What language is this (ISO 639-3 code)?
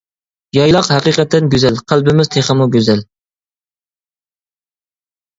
uig